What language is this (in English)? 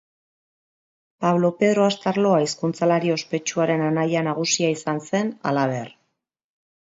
Basque